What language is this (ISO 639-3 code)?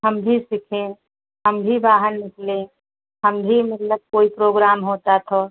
hin